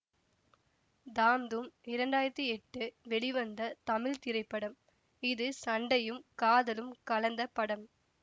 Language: Tamil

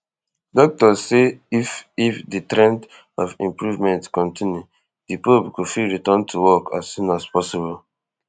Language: Nigerian Pidgin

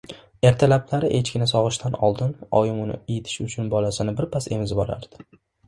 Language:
Uzbek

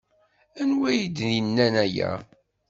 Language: Kabyle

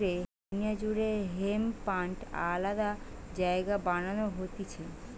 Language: Bangla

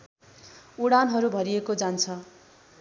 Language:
Nepali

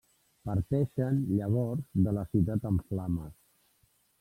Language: Catalan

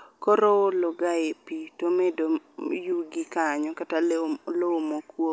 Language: Luo (Kenya and Tanzania)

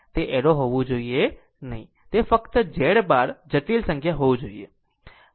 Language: Gujarati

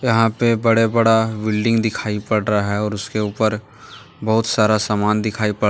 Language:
Hindi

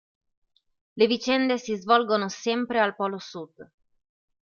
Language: Italian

